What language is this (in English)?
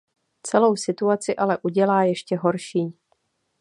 Czech